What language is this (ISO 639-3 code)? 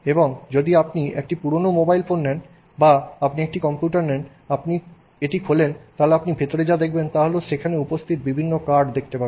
ben